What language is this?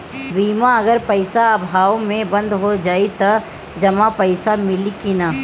Bhojpuri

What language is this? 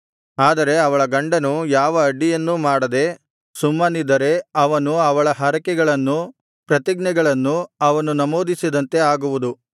Kannada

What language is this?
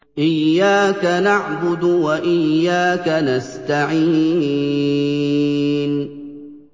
Arabic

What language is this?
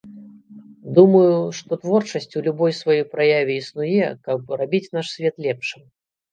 Belarusian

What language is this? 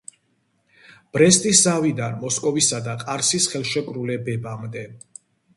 Georgian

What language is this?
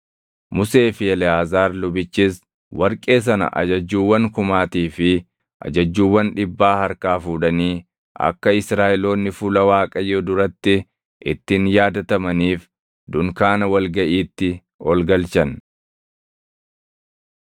Oromo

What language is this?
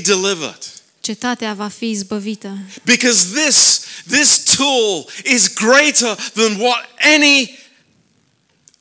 Romanian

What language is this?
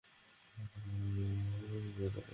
Bangla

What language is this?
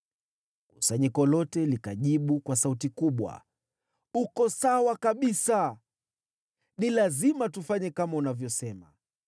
Swahili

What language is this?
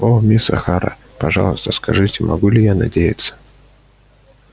Russian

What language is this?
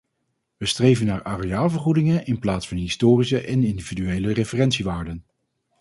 Dutch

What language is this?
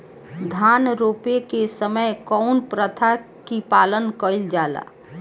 Bhojpuri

